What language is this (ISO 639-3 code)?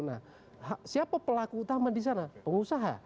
ind